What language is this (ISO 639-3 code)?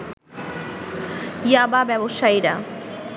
ben